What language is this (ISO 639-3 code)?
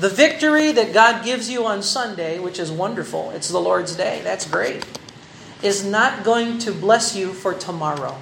fil